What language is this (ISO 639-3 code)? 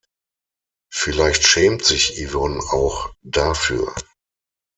deu